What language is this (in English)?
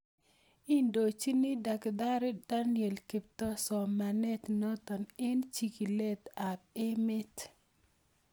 Kalenjin